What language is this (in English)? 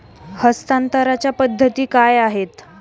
Marathi